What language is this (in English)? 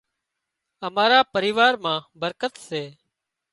Wadiyara Koli